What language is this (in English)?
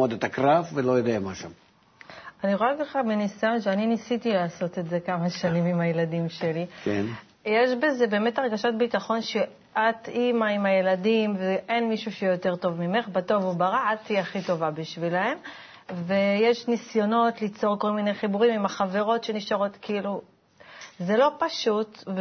Hebrew